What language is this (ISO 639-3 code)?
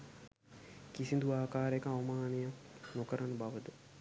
sin